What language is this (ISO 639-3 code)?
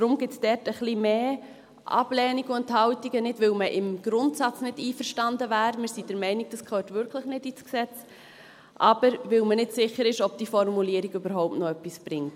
gsw